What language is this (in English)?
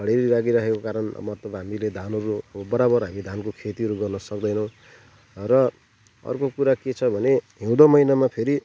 Nepali